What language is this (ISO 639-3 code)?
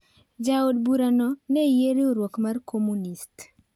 luo